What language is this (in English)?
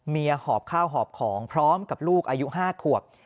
Thai